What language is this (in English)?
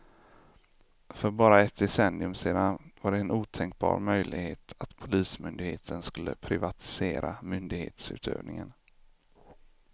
Swedish